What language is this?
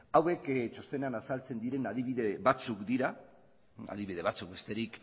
Basque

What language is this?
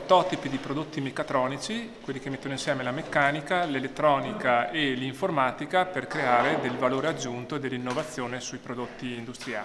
Italian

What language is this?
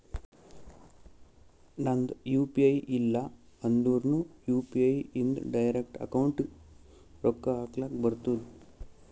Kannada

